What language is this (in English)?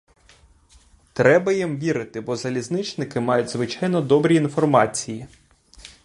Ukrainian